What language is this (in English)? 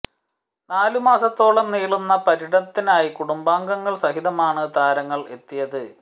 Malayalam